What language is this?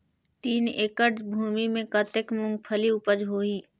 Chhattisgarhi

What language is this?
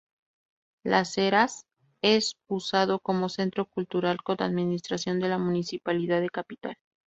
Spanish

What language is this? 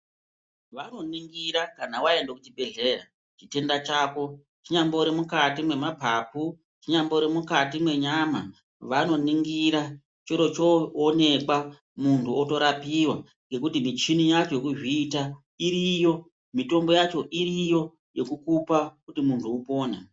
Ndau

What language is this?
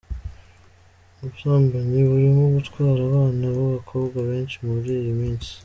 Kinyarwanda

